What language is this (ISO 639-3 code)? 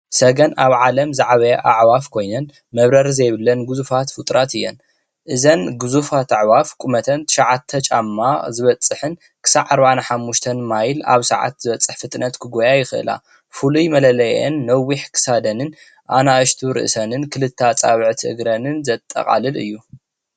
tir